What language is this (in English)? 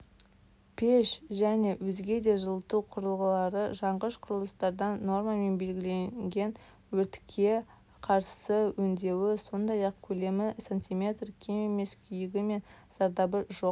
Kazakh